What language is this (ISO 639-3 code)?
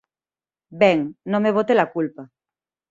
glg